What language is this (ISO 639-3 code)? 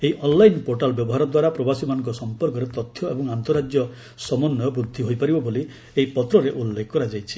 ori